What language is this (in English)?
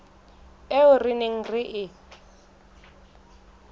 Southern Sotho